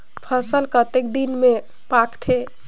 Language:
Chhattisgarhi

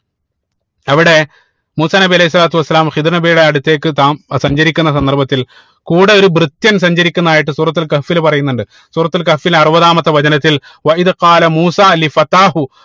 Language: Malayalam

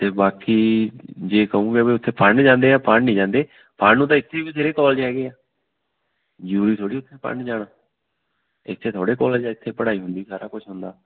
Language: Punjabi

